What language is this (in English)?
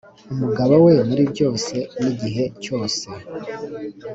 Kinyarwanda